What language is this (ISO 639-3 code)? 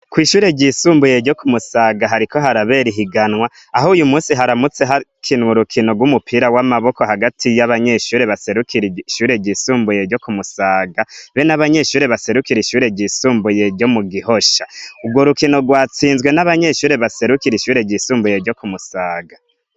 run